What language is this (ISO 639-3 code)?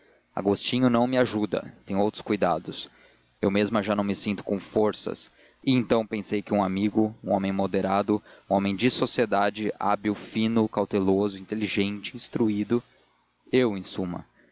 por